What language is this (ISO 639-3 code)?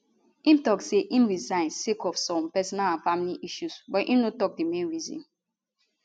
pcm